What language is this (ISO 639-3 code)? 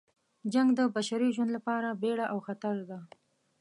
pus